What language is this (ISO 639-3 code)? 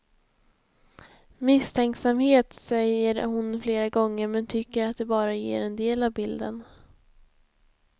swe